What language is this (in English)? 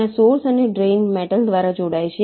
Gujarati